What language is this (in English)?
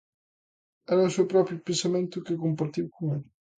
Galician